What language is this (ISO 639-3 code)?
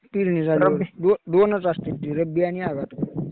mar